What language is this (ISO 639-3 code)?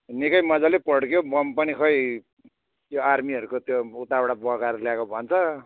nep